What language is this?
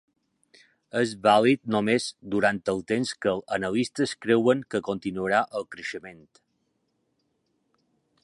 Catalan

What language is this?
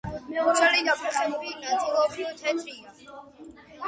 Georgian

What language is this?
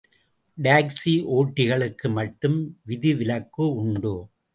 Tamil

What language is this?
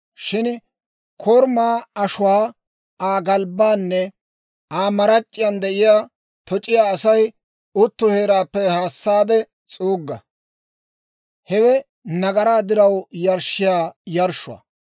Dawro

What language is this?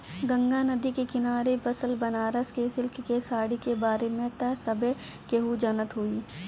Bhojpuri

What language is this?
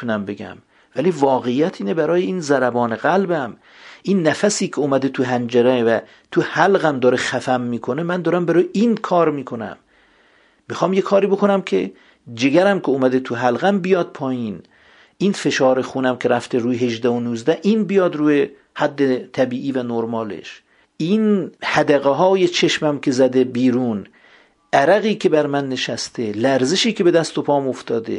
Persian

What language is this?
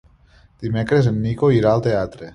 Catalan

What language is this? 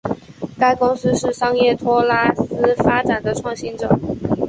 Chinese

